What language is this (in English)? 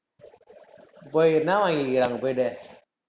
Tamil